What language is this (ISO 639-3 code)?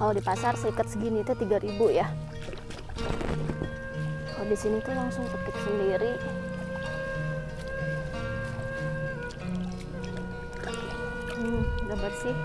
ind